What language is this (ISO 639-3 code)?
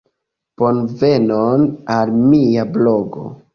epo